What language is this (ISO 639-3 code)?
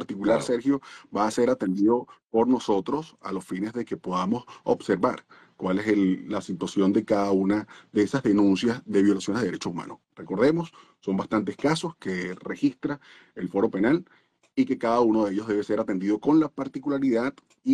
spa